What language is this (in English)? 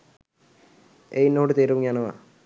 Sinhala